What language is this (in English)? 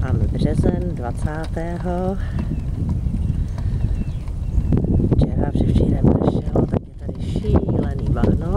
Czech